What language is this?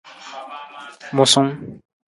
Nawdm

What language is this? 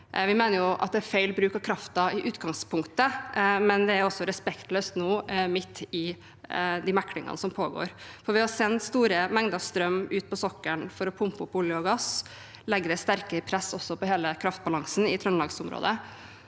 Norwegian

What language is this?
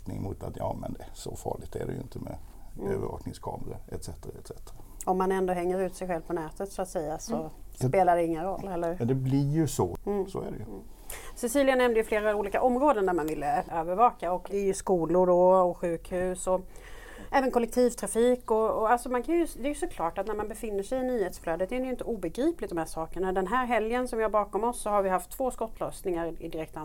Swedish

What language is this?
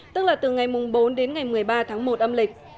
Vietnamese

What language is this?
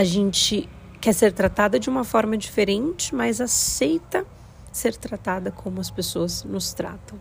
Portuguese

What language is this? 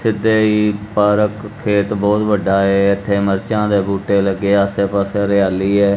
Punjabi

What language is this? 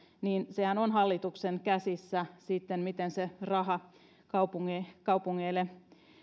Finnish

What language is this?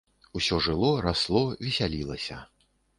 Belarusian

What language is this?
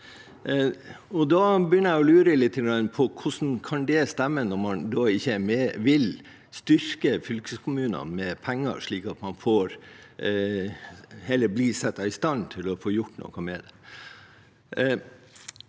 Norwegian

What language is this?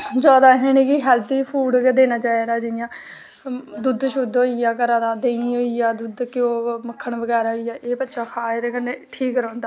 Dogri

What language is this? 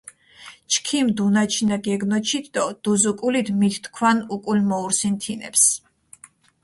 Mingrelian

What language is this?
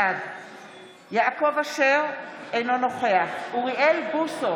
Hebrew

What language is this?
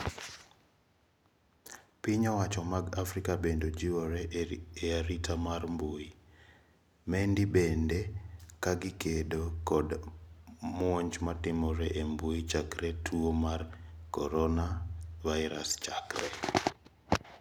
Luo (Kenya and Tanzania)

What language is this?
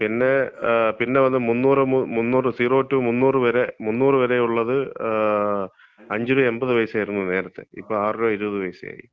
Malayalam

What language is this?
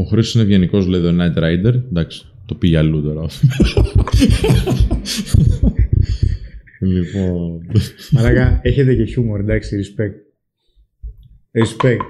Greek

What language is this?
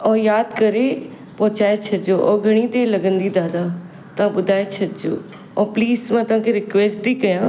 Sindhi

